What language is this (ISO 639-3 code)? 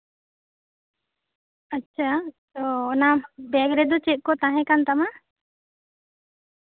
sat